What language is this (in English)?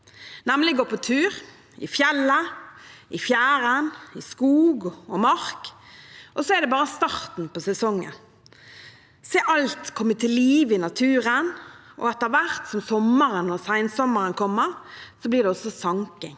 Norwegian